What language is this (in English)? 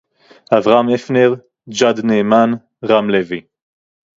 Hebrew